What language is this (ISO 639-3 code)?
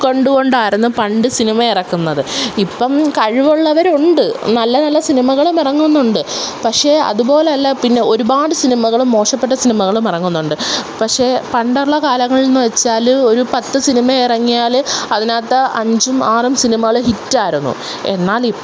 mal